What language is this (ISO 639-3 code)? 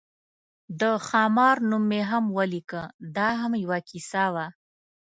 pus